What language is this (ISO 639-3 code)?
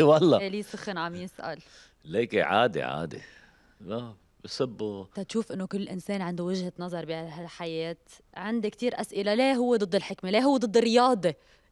ara